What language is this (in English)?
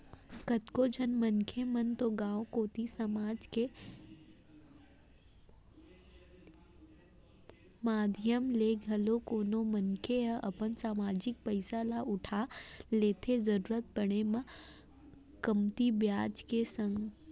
Chhattisgarhi